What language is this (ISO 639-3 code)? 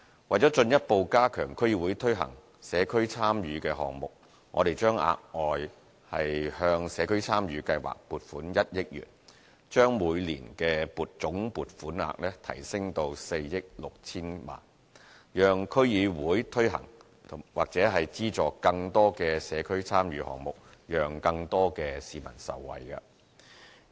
yue